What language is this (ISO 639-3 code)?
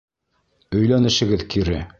bak